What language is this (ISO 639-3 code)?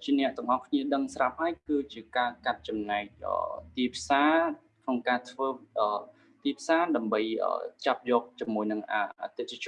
vie